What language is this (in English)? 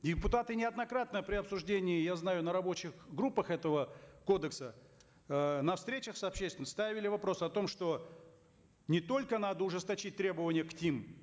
Kazakh